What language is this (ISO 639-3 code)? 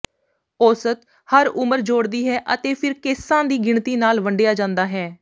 pan